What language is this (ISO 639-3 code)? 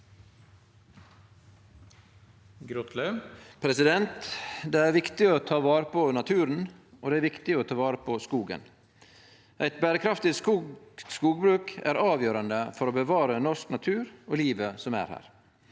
nor